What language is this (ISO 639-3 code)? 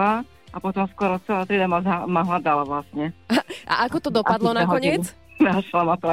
slk